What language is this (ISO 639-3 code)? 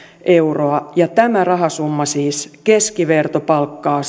fin